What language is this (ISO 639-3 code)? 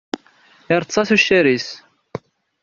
kab